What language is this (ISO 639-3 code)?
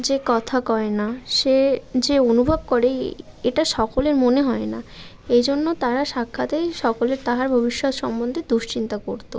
ben